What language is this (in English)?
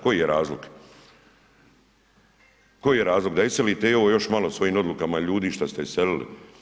Croatian